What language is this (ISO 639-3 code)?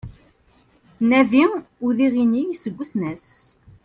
kab